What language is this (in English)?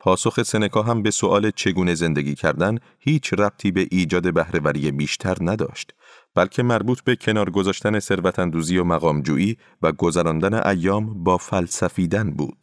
Persian